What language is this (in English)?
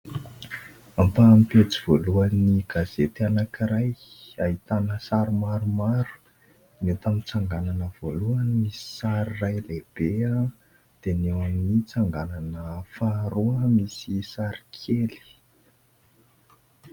Malagasy